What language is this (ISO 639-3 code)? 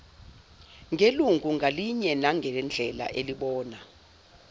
zul